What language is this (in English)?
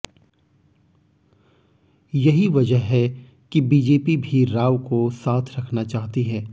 Hindi